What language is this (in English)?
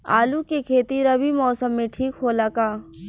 Bhojpuri